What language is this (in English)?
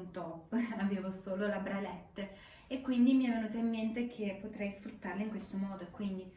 Italian